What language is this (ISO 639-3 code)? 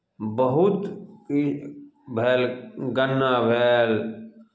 mai